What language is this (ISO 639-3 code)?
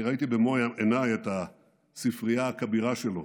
heb